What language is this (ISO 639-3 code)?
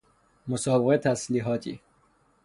fas